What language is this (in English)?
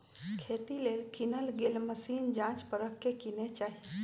Magahi